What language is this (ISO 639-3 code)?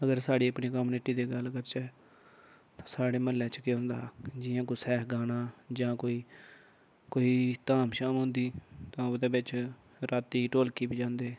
doi